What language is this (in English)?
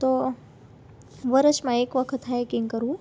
Gujarati